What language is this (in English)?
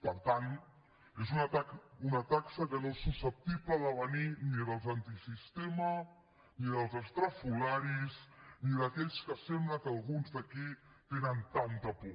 Catalan